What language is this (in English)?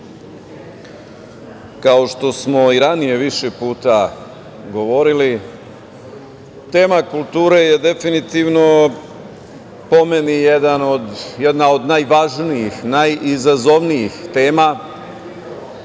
Serbian